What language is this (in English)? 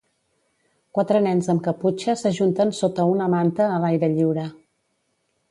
Catalan